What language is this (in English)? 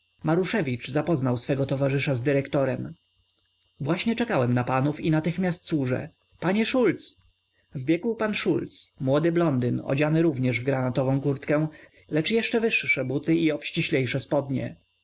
Polish